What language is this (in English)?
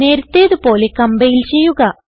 Malayalam